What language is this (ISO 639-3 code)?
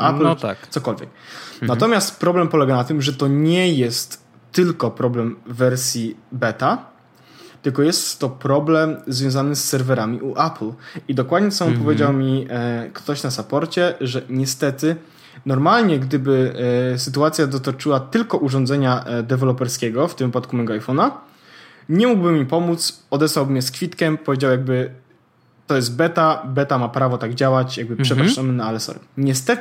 pol